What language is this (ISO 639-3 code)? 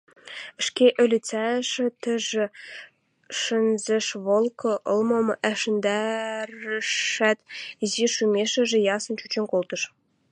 mrj